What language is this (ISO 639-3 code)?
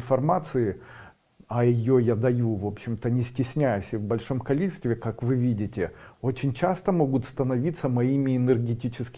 rus